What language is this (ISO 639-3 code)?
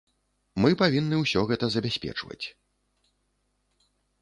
bel